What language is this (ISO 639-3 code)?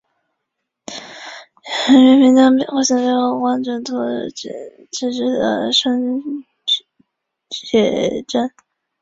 zho